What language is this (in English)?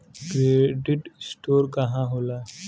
Bhojpuri